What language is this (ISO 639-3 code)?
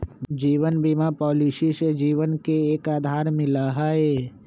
mag